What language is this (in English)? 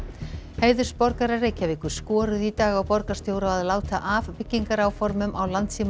Icelandic